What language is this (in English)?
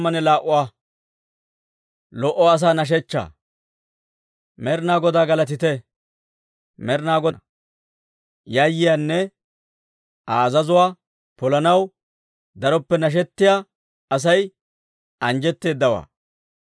Dawro